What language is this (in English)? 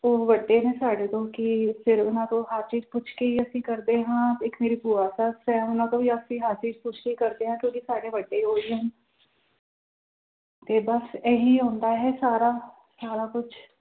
Punjabi